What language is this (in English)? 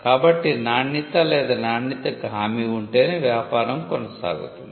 Telugu